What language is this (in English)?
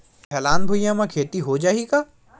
Chhattisgarhi